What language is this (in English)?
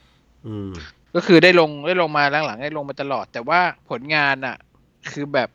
Thai